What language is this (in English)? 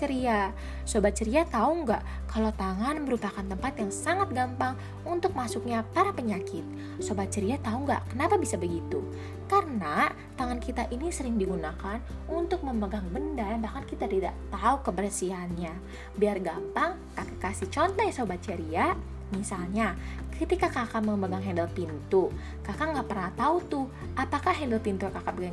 Indonesian